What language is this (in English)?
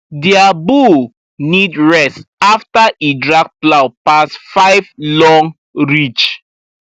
Nigerian Pidgin